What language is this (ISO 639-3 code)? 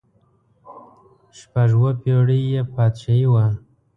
pus